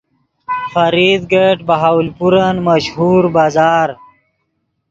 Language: Yidgha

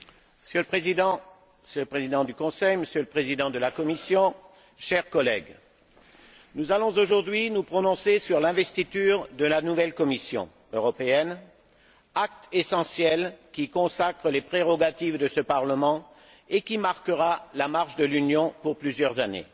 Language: French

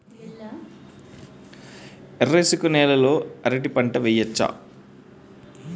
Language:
Telugu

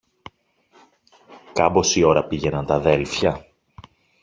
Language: Greek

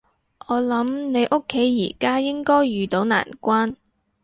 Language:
Cantonese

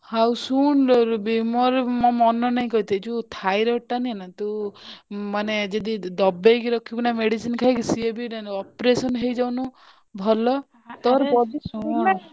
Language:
Odia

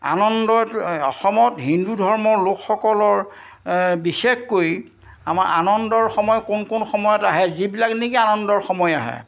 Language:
Assamese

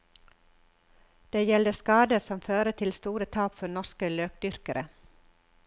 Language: Norwegian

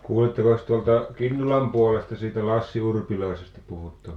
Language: Finnish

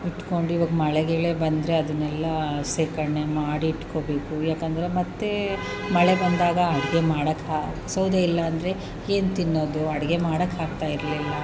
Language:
Kannada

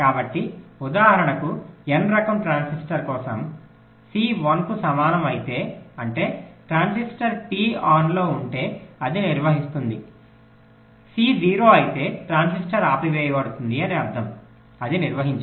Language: Telugu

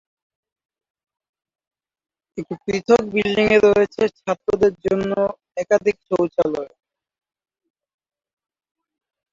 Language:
Bangla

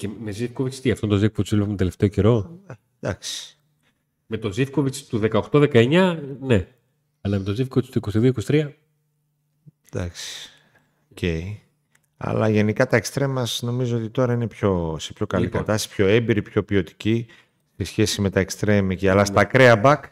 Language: Greek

